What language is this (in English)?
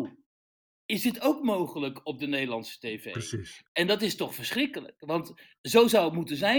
Dutch